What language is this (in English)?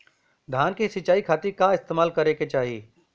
Bhojpuri